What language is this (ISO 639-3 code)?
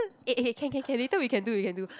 eng